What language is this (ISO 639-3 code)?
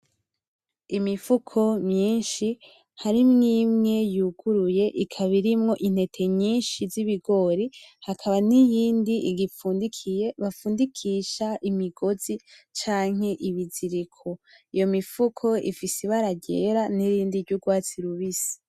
run